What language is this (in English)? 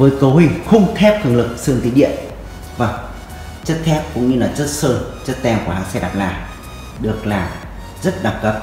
Vietnamese